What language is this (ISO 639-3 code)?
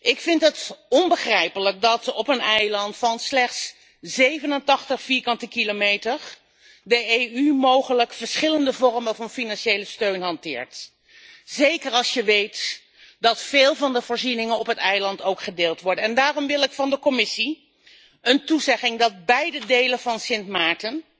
nld